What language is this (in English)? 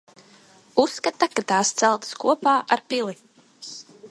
Latvian